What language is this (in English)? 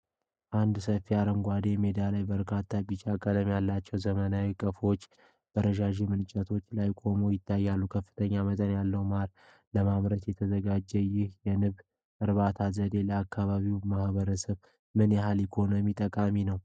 Amharic